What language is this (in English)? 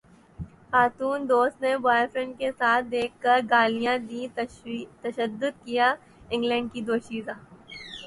Urdu